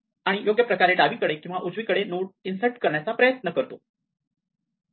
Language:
Marathi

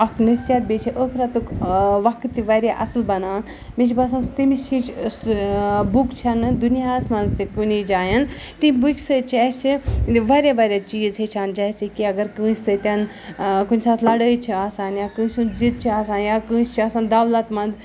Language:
Kashmiri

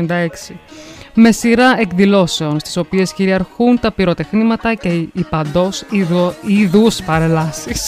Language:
Greek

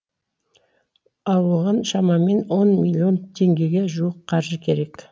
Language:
Kazakh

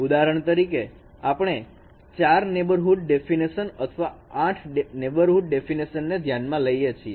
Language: Gujarati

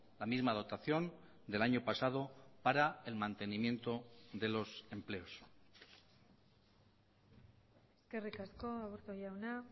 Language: Spanish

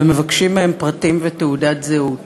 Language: Hebrew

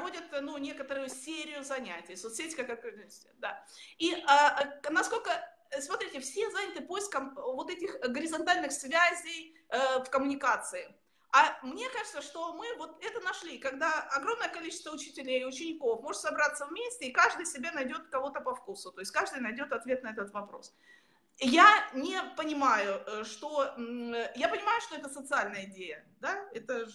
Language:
Russian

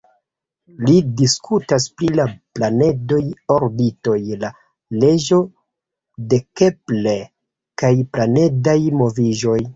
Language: Esperanto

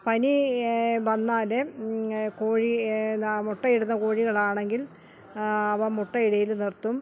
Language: Malayalam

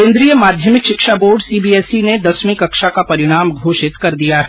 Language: Hindi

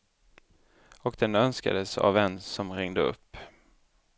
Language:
Swedish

